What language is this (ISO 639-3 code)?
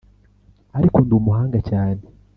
kin